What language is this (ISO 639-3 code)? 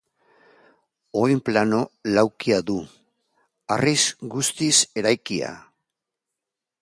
eus